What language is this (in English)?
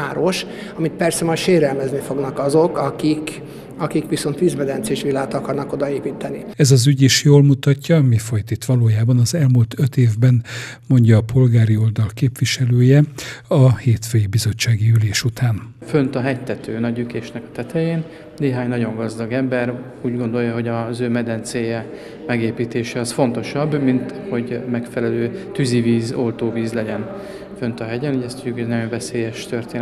Hungarian